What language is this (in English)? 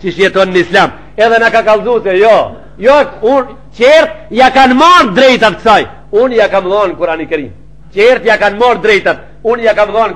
Arabic